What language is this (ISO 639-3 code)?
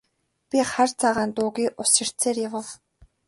mon